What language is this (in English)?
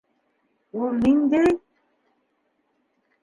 Bashkir